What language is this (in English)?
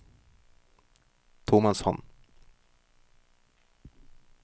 Norwegian